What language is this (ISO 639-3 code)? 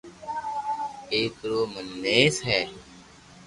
lrk